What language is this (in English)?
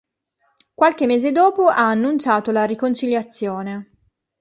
Italian